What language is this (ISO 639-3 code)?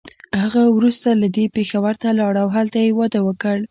pus